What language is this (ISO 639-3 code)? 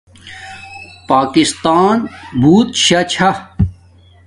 dmk